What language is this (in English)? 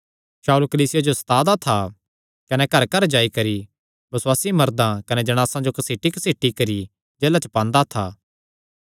Kangri